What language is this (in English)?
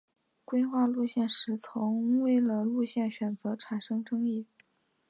Chinese